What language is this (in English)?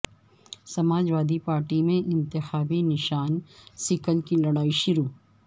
Urdu